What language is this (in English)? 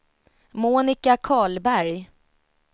Swedish